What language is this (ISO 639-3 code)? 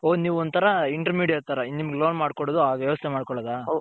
kan